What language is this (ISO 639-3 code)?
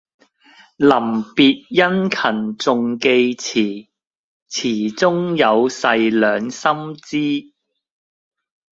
yue